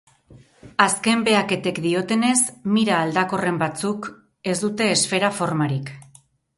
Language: Basque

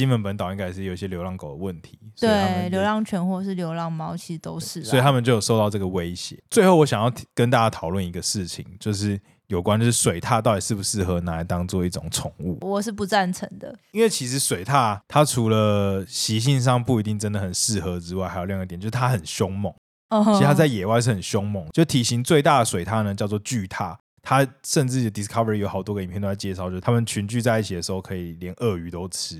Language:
Chinese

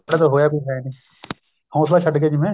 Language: Punjabi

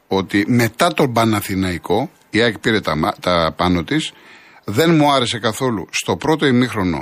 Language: Greek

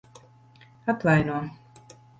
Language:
Latvian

